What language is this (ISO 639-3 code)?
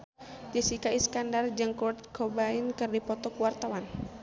sun